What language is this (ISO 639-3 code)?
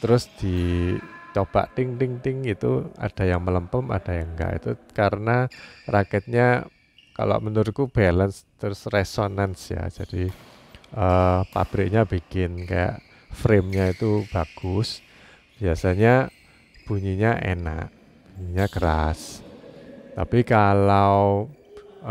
ind